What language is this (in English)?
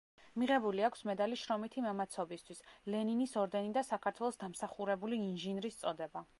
Georgian